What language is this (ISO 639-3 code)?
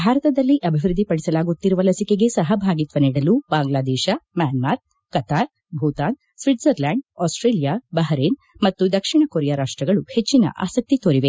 kan